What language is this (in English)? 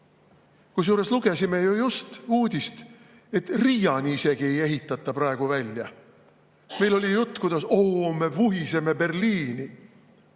Estonian